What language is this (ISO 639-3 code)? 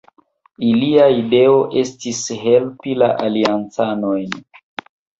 epo